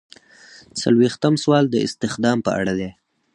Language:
Pashto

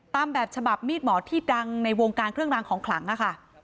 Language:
Thai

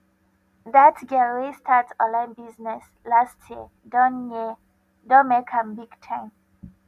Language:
Nigerian Pidgin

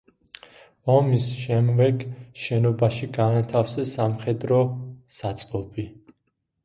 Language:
Georgian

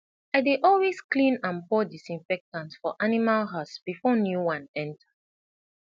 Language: Nigerian Pidgin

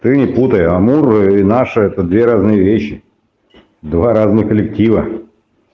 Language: Russian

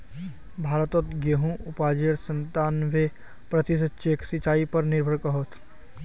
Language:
Magahi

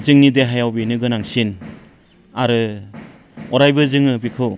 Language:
Bodo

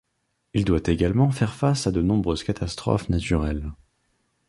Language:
French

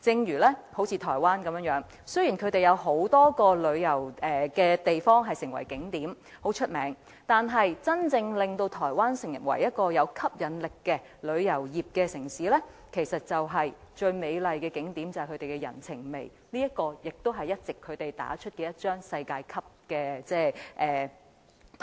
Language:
Cantonese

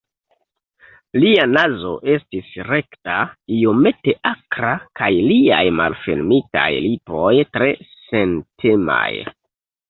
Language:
Esperanto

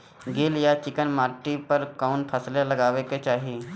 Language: Bhojpuri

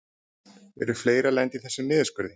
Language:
Icelandic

